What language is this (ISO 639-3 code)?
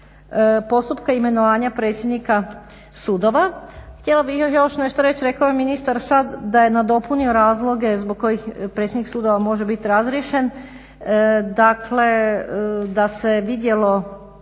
hrv